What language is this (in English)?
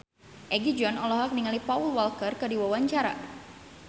Sundanese